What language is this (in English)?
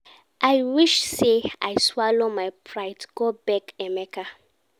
Nigerian Pidgin